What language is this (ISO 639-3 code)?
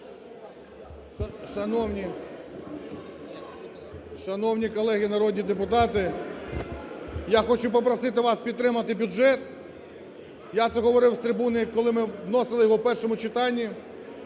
ukr